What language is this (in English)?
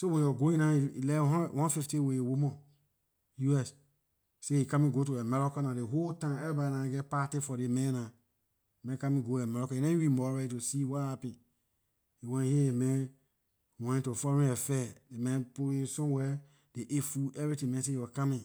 Liberian English